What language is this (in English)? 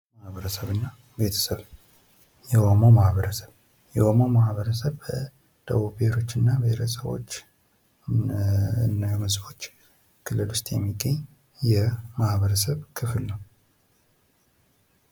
Amharic